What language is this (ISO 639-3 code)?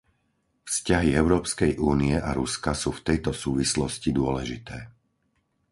slk